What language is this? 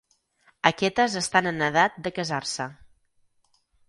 Catalan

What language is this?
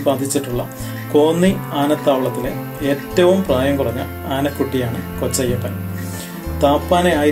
Malayalam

